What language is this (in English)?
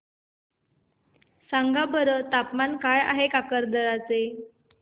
Marathi